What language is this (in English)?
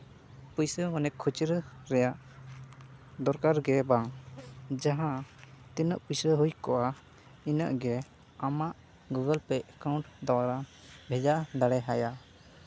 Santali